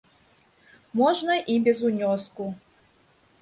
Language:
Belarusian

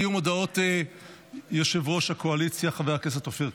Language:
Hebrew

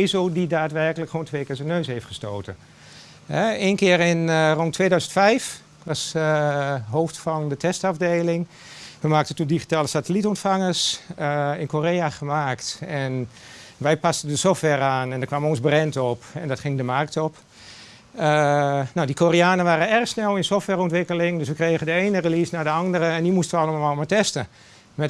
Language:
Dutch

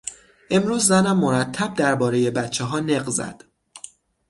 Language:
Persian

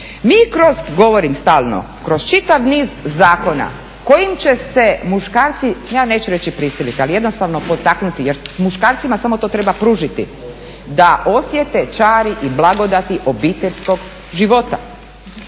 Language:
Croatian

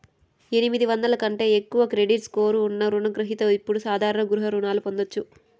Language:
Telugu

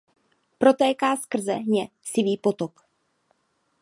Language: Czech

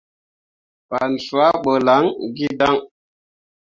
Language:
Mundang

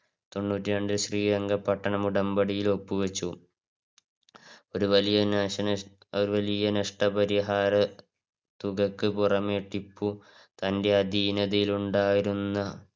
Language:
Malayalam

